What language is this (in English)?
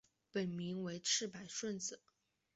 Chinese